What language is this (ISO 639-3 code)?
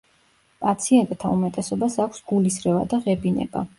kat